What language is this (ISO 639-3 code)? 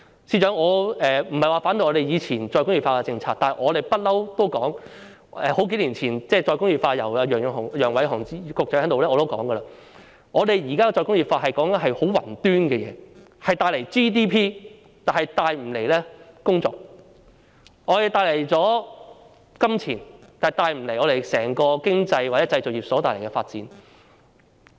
yue